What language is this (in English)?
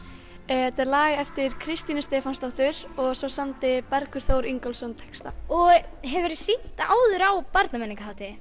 Icelandic